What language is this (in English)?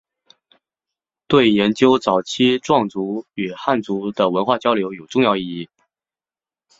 Chinese